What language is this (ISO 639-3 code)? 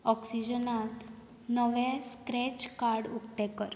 kok